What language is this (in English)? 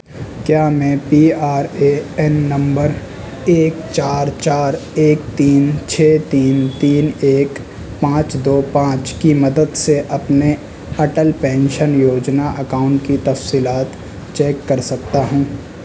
Urdu